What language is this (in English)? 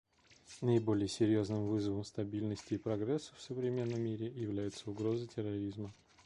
Russian